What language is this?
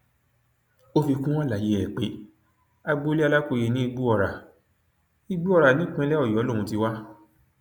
Yoruba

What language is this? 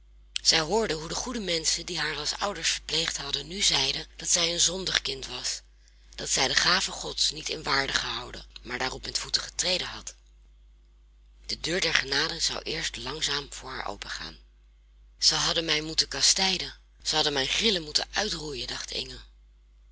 Dutch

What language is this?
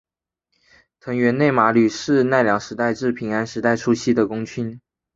Chinese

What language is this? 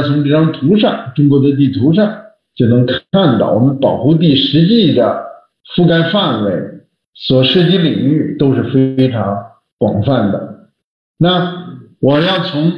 Chinese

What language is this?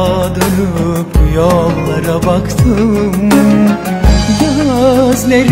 Turkish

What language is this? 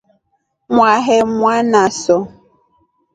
Rombo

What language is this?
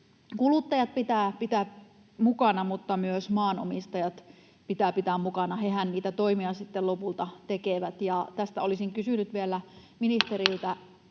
Finnish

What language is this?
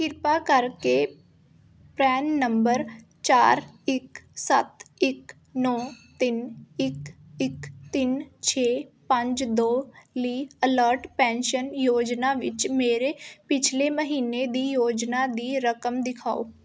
Punjabi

